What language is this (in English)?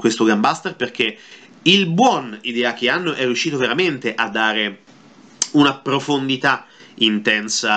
Italian